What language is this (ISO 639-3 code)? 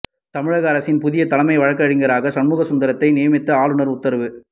tam